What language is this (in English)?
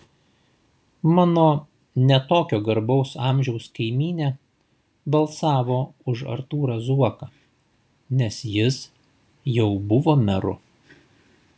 Lithuanian